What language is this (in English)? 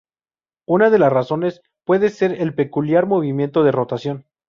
Spanish